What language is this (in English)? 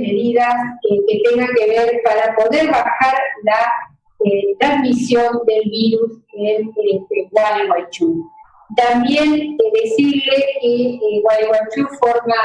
Spanish